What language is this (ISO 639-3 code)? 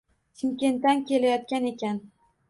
uzb